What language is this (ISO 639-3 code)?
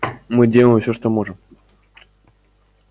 rus